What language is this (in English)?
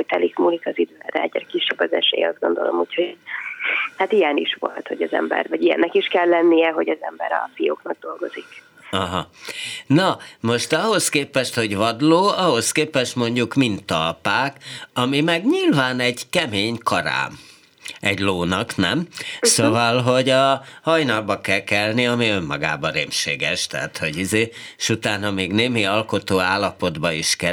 Hungarian